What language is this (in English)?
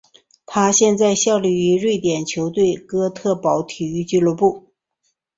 Chinese